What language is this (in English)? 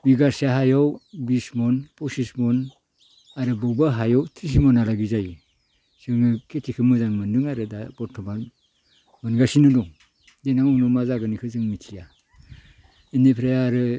Bodo